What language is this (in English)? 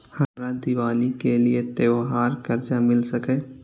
Maithili